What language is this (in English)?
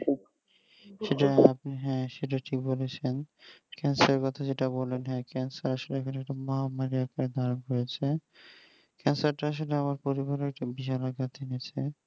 Bangla